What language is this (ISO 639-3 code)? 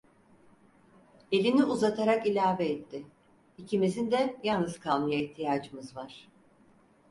tur